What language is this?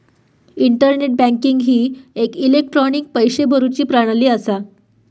Marathi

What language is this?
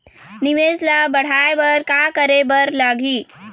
Chhattisgarhi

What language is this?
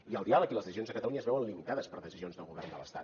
Catalan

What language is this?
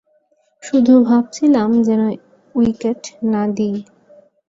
Bangla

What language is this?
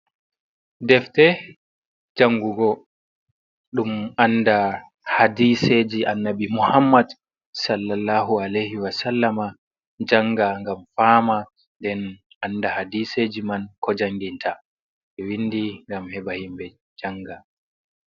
Fula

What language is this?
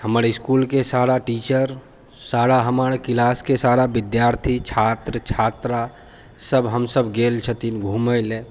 Maithili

